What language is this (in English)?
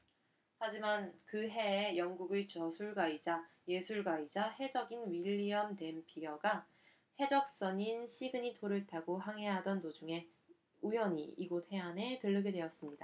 Korean